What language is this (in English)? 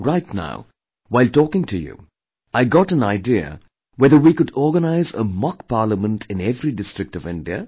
English